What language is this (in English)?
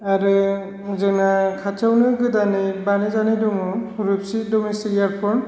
Bodo